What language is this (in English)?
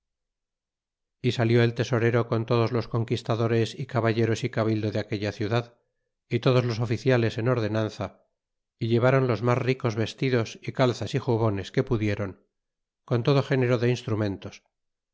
Spanish